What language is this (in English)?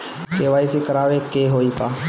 Bhojpuri